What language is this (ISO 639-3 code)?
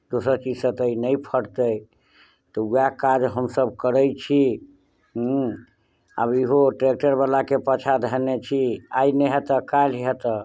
mai